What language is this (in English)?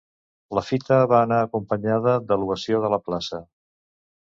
Catalan